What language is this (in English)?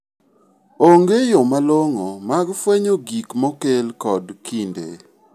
Luo (Kenya and Tanzania)